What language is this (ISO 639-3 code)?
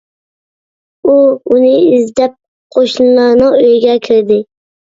uig